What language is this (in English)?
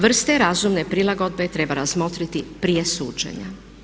Croatian